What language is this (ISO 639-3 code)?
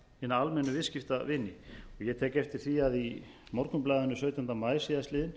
isl